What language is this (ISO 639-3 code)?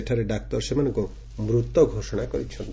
ori